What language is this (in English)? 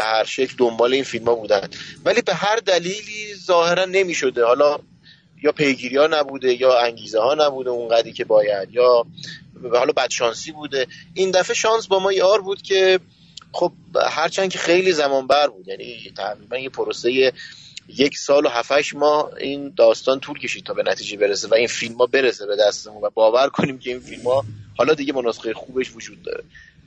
Persian